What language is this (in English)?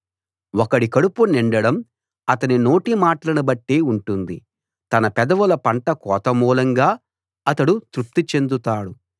Telugu